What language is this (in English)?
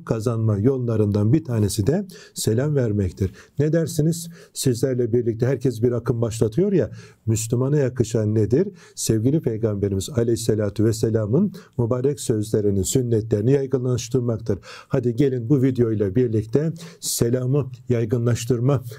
Turkish